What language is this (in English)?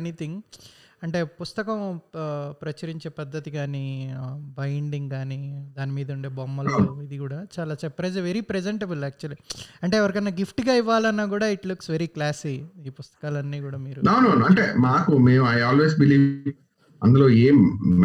Telugu